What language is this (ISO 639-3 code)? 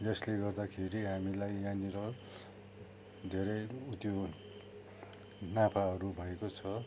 nep